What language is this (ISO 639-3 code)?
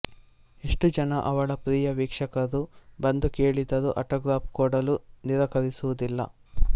kan